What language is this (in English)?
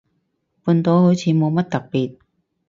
Cantonese